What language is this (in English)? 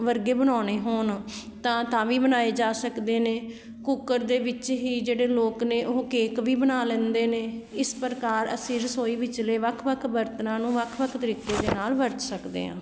Punjabi